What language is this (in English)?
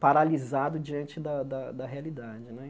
Portuguese